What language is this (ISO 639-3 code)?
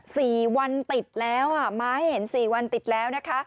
tha